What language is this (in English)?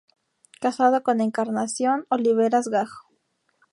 Spanish